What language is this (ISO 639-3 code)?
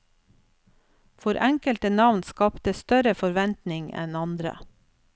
nor